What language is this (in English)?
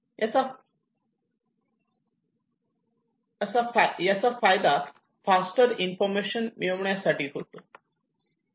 Marathi